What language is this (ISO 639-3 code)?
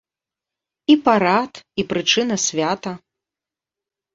bel